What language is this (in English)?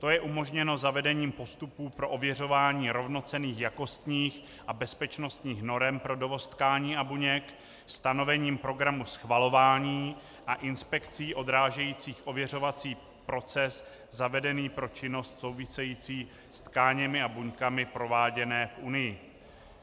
Czech